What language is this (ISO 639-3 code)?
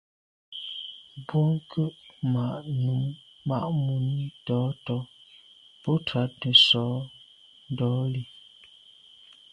byv